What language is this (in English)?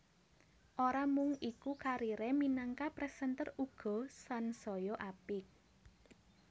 Javanese